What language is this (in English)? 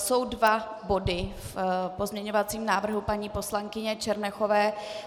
Czech